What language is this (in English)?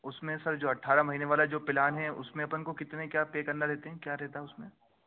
Urdu